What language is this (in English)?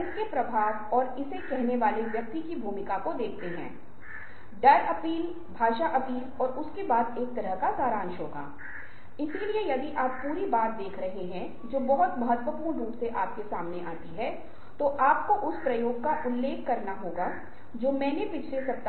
Hindi